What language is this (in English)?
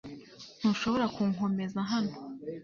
Kinyarwanda